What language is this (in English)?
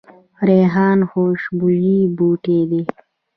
Pashto